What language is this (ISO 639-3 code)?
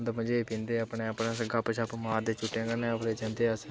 doi